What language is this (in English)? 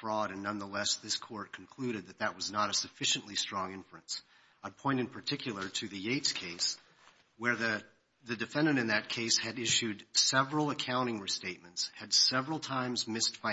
English